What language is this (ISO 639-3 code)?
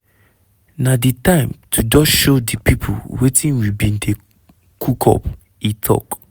pcm